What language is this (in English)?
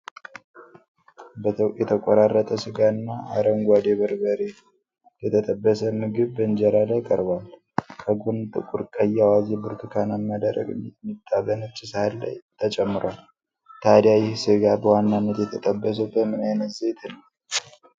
Amharic